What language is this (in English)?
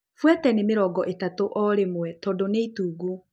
Kikuyu